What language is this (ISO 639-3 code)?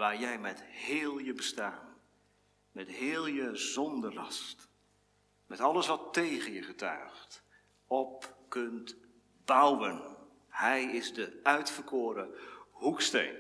nld